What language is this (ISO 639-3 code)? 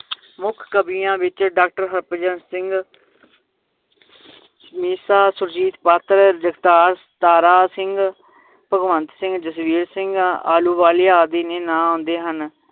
pan